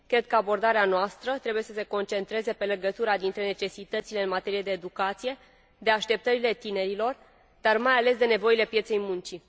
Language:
Romanian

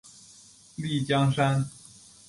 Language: Chinese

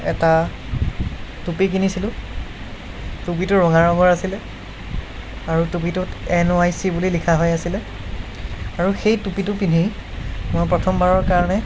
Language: Assamese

